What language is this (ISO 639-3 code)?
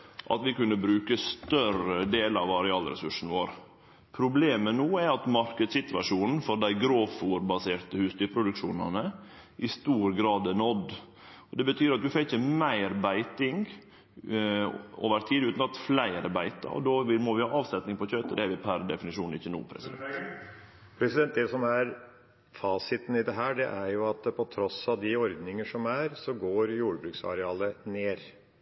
nor